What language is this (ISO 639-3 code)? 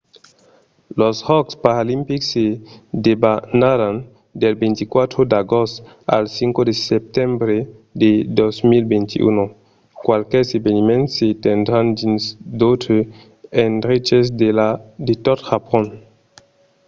oci